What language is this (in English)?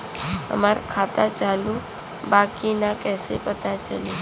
Bhojpuri